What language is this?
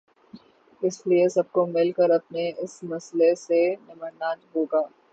Urdu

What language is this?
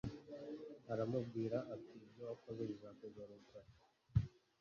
Kinyarwanda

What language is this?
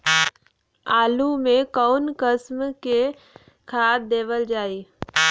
Bhojpuri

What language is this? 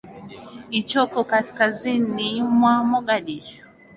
Swahili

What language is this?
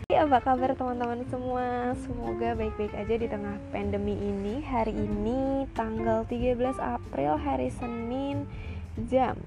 Indonesian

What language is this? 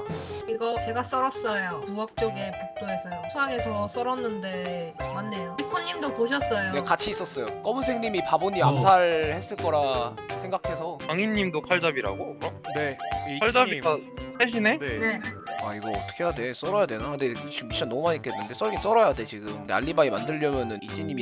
Korean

